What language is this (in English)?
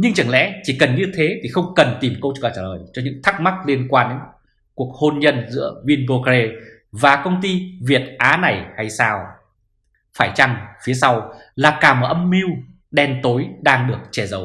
Vietnamese